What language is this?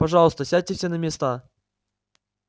Russian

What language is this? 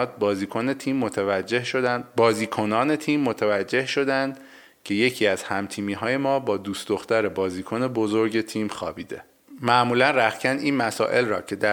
Persian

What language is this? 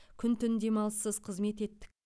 Kazakh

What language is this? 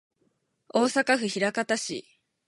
Japanese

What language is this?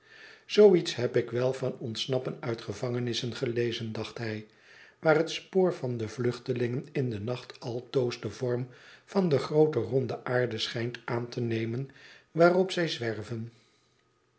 Dutch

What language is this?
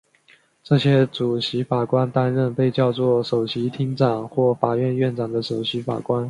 Chinese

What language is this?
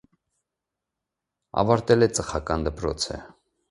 Armenian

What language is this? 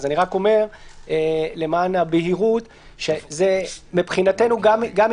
Hebrew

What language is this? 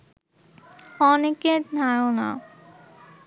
Bangla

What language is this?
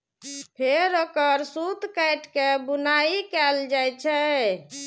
Maithili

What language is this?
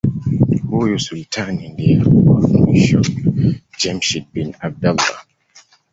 Swahili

